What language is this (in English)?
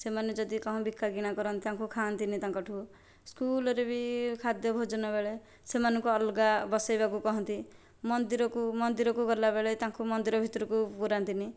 Odia